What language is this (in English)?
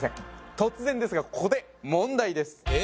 Japanese